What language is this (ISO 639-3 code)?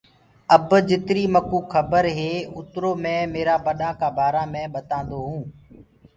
ggg